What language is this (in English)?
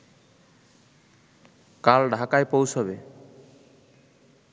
Bangla